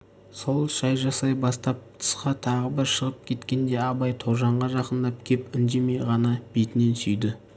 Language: Kazakh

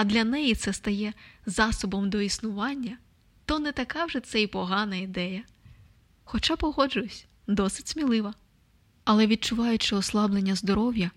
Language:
Ukrainian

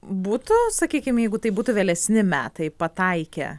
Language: Lithuanian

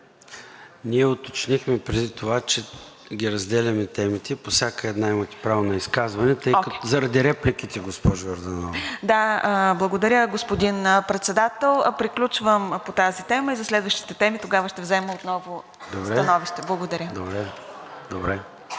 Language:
Bulgarian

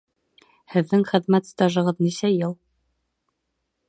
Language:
Bashkir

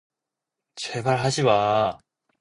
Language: Korean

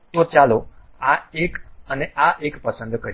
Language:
Gujarati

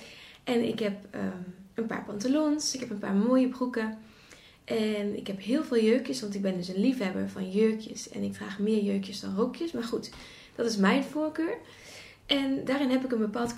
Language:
Dutch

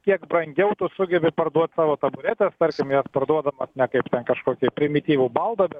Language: Lithuanian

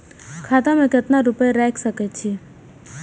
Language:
Maithili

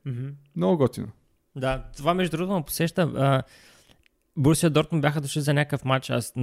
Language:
Bulgarian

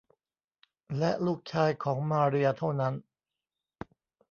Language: Thai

